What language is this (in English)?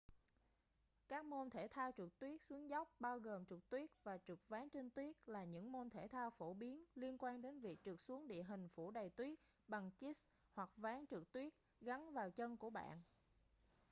Vietnamese